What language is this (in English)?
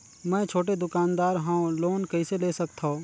Chhattisgarhi